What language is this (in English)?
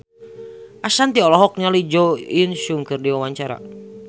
Sundanese